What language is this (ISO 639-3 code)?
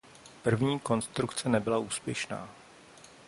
ces